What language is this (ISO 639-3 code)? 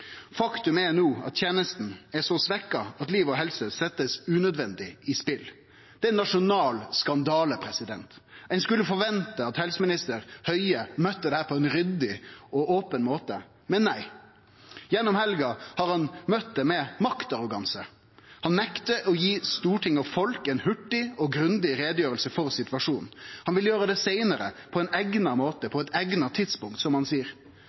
nno